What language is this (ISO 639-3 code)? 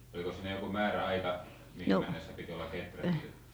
fin